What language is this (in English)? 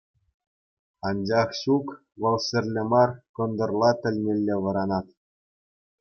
Chuvash